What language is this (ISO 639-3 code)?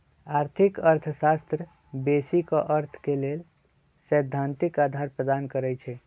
mag